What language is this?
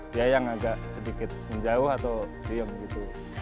Indonesian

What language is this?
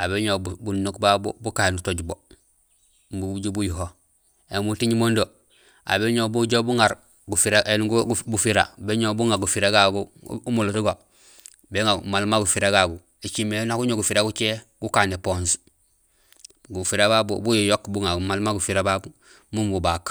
Gusilay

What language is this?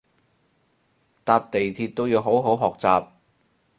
Cantonese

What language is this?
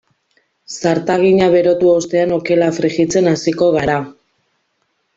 Basque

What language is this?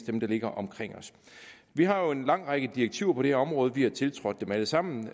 Danish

